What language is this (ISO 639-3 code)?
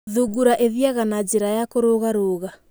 kik